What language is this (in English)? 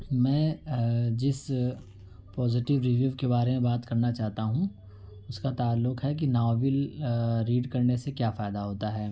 Urdu